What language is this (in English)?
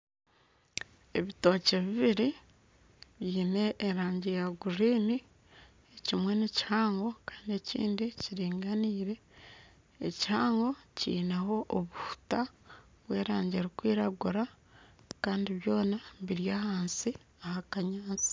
Nyankole